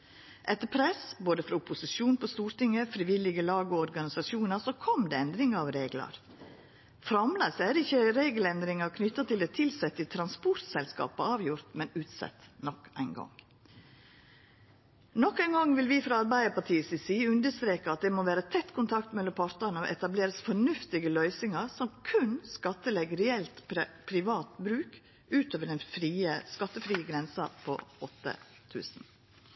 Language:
Norwegian Nynorsk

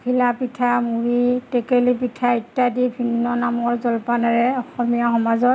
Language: Assamese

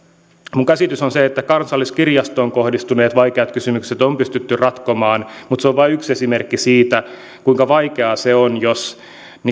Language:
Finnish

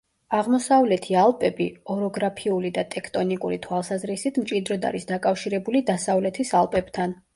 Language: Georgian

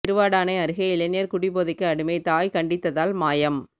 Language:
Tamil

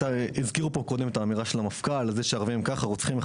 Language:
Hebrew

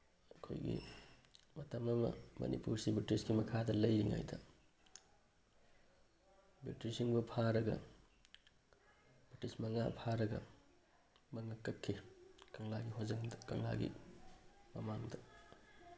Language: Manipuri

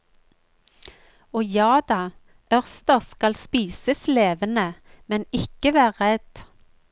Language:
Norwegian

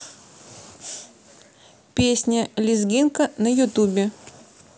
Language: Russian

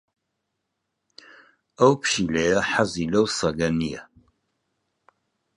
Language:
Central Kurdish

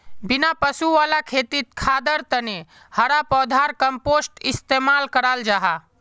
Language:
Magahi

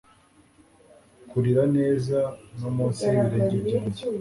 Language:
Kinyarwanda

